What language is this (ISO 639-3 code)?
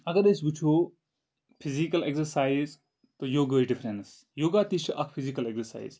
kas